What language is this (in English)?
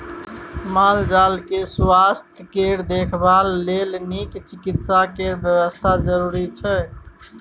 Maithili